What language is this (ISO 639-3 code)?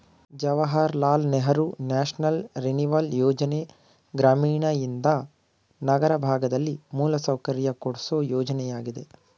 kan